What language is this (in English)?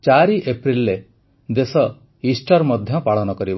Odia